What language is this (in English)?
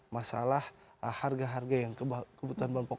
Indonesian